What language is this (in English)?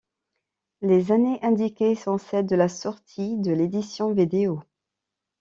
French